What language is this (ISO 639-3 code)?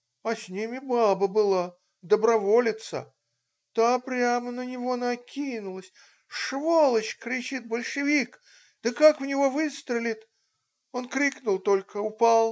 rus